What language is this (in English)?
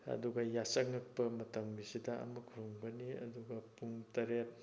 Manipuri